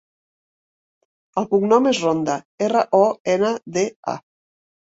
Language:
Catalan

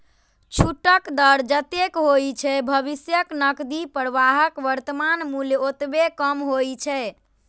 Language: Maithili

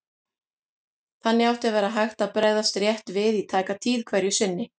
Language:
Icelandic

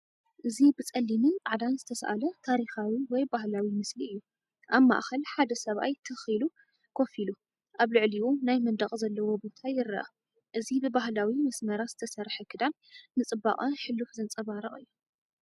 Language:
Tigrinya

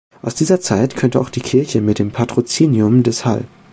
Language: German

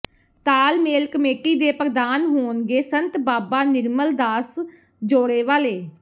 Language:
Punjabi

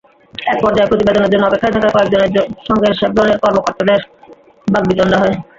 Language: Bangla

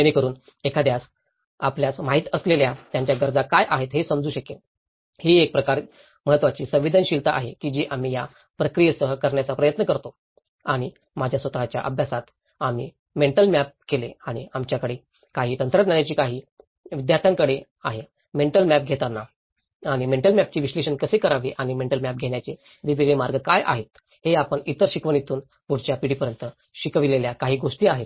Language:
Marathi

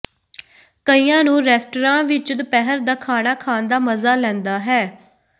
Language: Punjabi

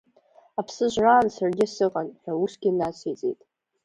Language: Abkhazian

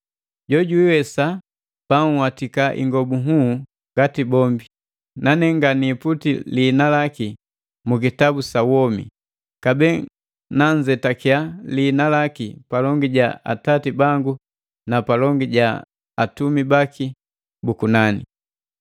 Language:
Matengo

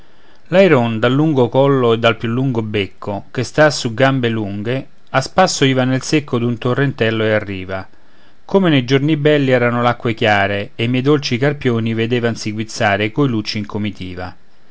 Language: Italian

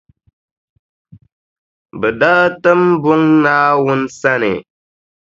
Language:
Dagbani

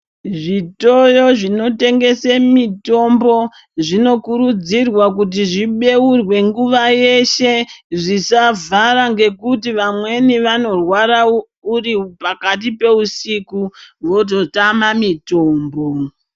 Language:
Ndau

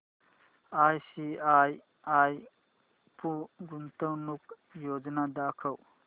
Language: Marathi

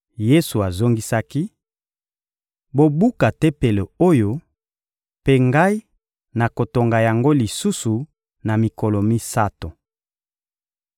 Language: Lingala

